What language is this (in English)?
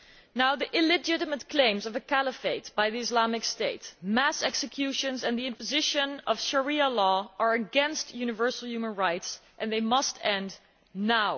English